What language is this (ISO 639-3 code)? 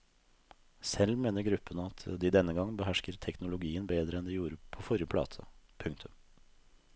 nor